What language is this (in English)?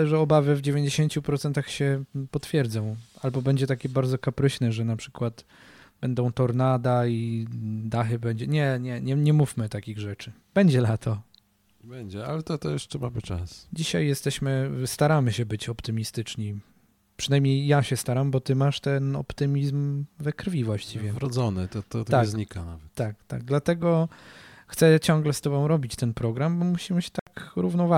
Polish